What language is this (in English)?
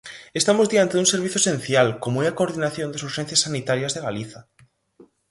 Galician